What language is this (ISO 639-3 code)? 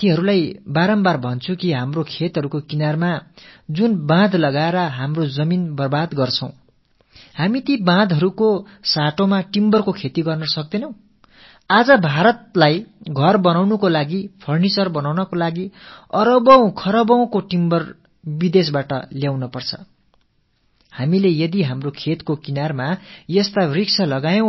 tam